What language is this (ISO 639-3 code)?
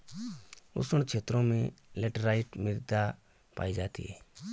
hin